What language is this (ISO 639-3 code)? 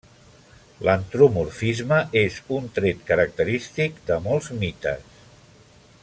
cat